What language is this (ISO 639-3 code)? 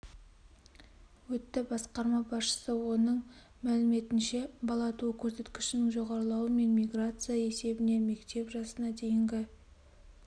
kaz